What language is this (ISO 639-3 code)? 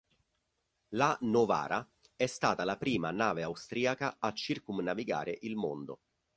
ita